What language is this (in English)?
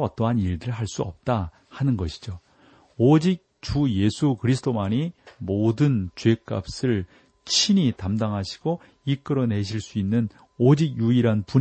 Korean